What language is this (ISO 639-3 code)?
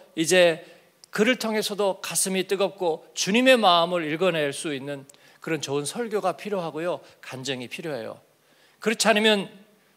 kor